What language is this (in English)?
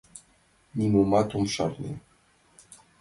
Mari